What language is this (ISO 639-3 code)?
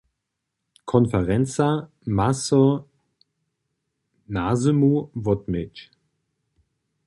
hsb